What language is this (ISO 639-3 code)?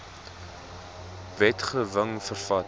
afr